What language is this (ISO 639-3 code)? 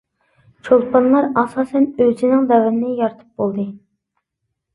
uig